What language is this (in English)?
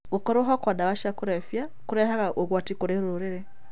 Kikuyu